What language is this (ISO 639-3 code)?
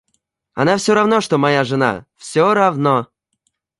rus